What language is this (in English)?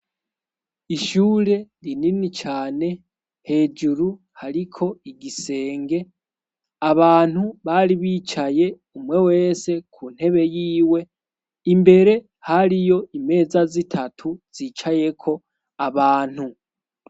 Rundi